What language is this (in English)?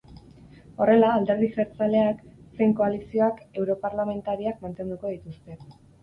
Basque